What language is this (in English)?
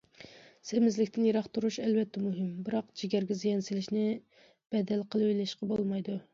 Uyghur